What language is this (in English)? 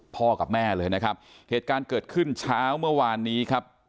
Thai